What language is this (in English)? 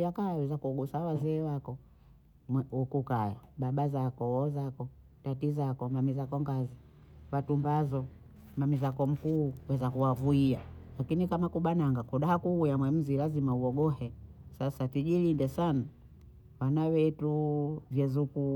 Bondei